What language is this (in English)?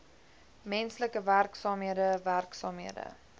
Afrikaans